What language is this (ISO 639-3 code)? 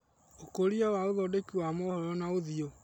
kik